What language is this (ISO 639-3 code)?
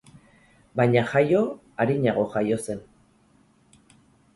eus